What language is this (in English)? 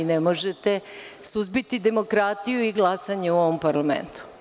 Serbian